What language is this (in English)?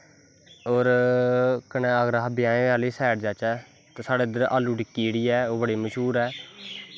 Dogri